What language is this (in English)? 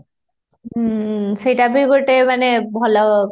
Odia